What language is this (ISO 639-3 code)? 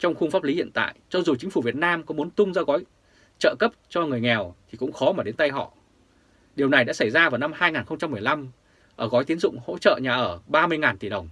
vie